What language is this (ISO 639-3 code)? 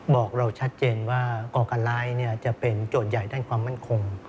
tha